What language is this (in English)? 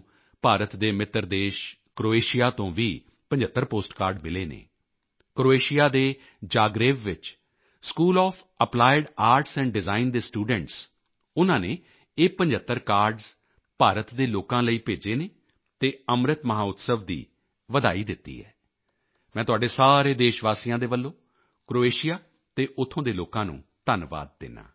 Punjabi